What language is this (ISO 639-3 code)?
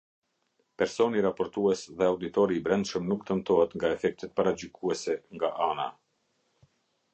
sqi